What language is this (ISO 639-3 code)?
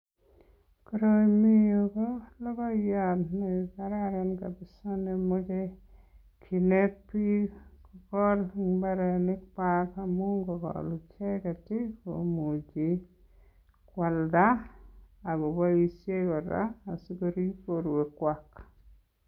kln